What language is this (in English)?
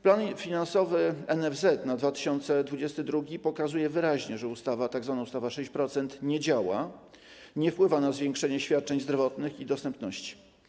Polish